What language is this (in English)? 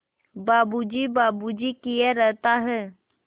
Hindi